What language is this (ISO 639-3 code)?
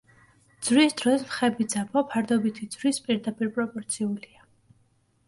kat